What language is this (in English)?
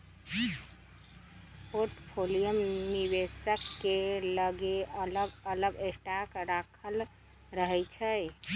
Magahi